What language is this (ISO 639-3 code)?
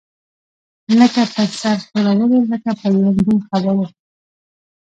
pus